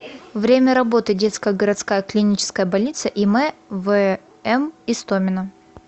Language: Russian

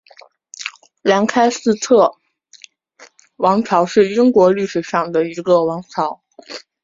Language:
Chinese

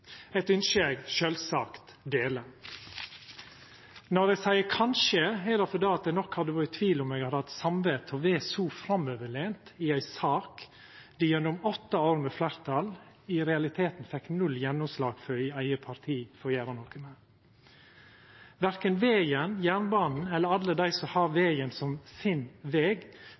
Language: Norwegian Nynorsk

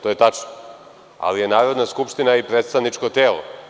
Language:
Serbian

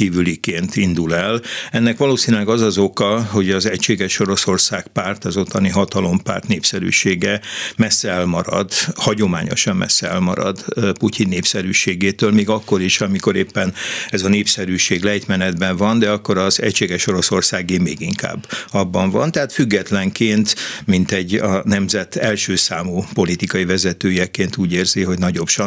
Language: Hungarian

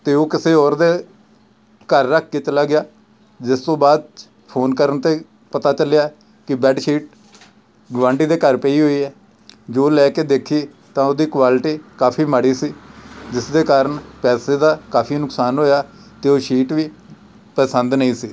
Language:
Punjabi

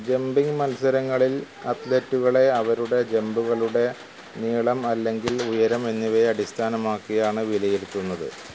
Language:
Malayalam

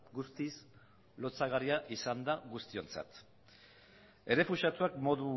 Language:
Basque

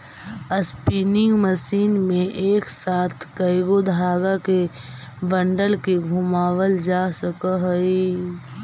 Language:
Magahi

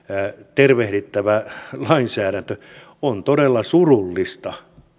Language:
Finnish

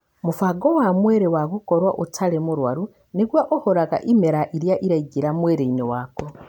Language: Kikuyu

